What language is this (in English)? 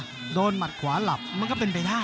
Thai